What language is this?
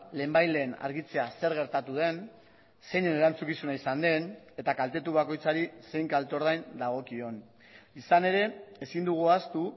Basque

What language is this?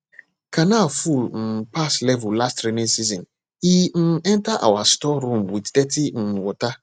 Nigerian Pidgin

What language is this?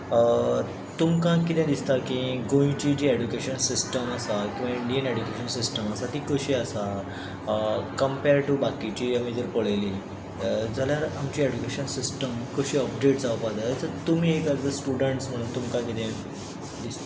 Konkani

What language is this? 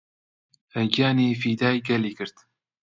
Central Kurdish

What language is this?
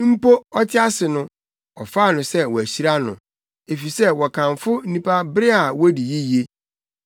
Akan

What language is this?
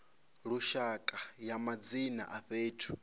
Venda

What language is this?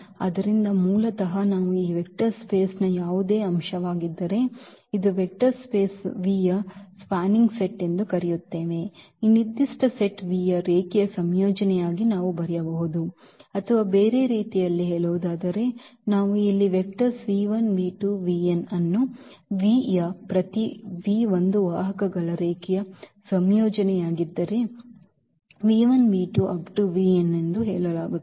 Kannada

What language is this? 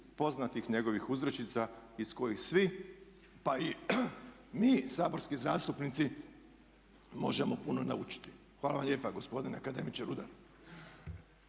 Croatian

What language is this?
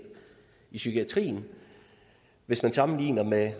Danish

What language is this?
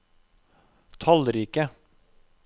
Norwegian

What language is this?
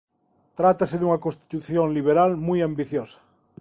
Galician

